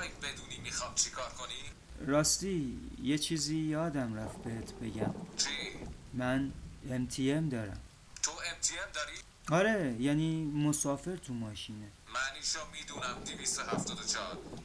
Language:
Persian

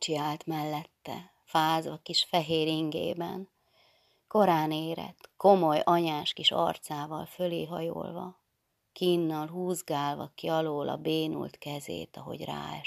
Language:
Hungarian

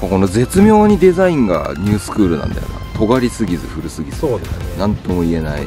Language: Japanese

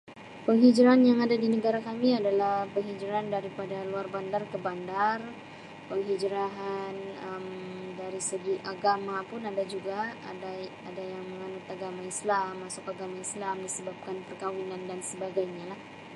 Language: Sabah Malay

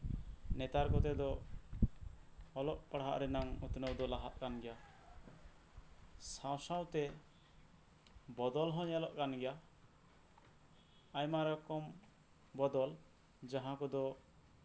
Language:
Santali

